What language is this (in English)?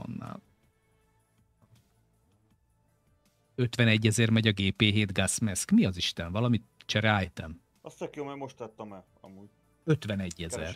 Hungarian